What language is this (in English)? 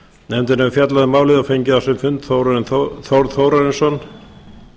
Icelandic